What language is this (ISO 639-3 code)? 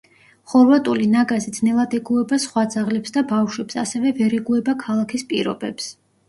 kat